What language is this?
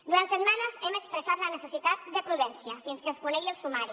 Catalan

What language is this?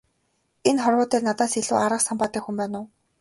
Mongolian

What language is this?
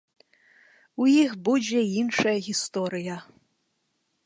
Belarusian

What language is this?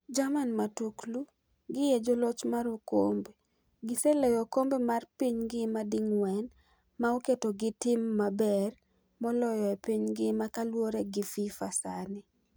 Luo (Kenya and Tanzania)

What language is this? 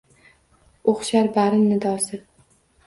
Uzbek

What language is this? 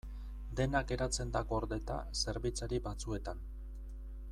Basque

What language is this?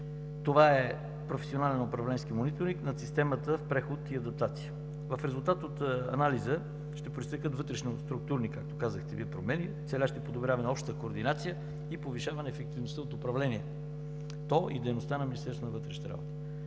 Bulgarian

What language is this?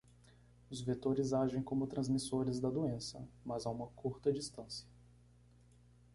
Portuguese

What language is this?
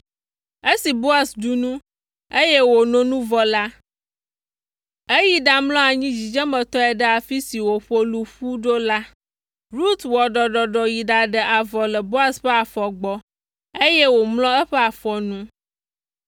Ewe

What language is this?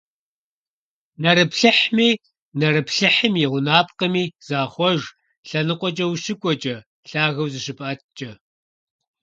Kabardian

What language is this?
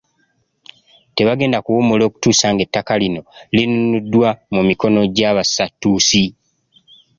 Ganda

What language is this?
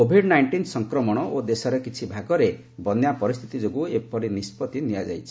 Odia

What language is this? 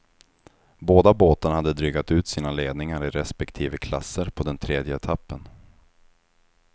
Swedish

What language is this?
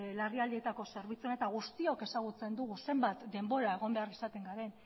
Basque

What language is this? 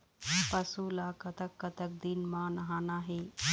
Chhattisgarhi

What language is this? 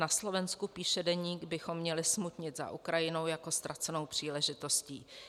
Czech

